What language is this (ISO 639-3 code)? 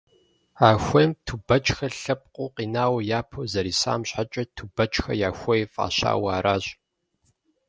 kbd